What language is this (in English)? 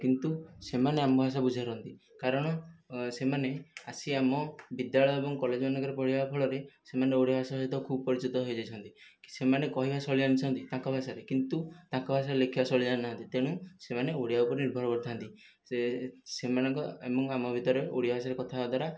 Odia